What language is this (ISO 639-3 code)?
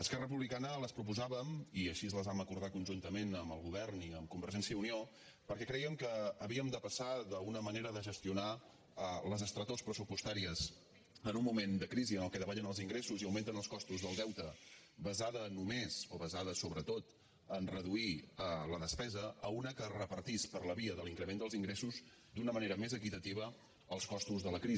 cat